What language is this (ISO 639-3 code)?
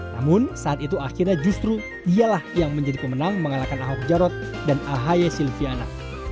ind